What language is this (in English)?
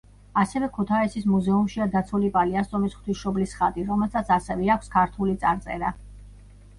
Georgian